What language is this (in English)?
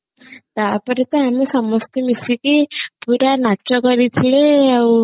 Odia